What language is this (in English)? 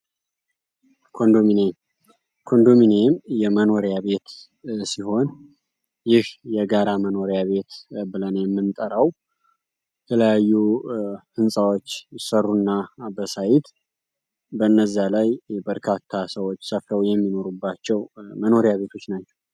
Amharic